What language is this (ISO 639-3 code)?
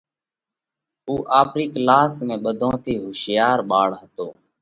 kvx